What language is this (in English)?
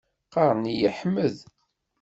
Kabyle